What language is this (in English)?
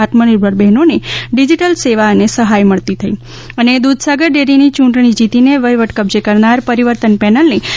Gujarati